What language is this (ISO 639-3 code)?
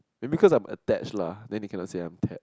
eng